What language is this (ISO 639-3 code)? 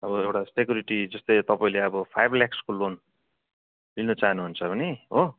nep